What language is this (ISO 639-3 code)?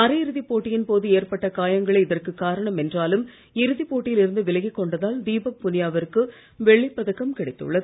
tam